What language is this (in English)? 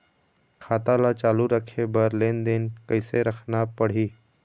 Chhattisgarhi